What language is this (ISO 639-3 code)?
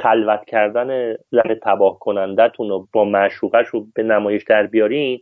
fas